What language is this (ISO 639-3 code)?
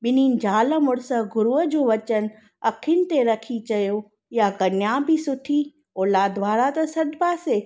snd